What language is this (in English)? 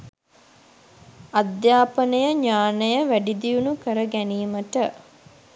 Sinhala